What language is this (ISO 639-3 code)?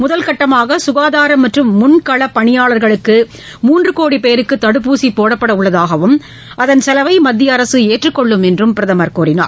tam